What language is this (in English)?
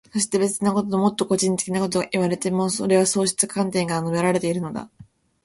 Japanese